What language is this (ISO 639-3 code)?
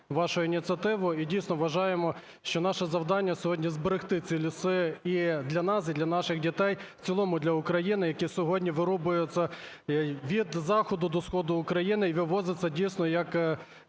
ukr